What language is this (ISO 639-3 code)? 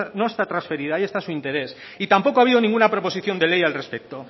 spa